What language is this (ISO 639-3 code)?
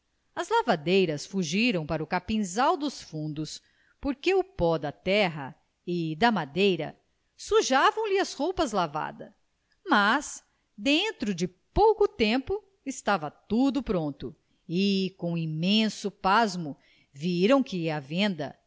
por